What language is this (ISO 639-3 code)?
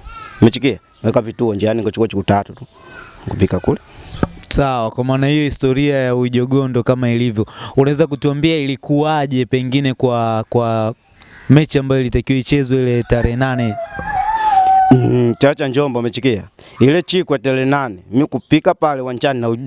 swa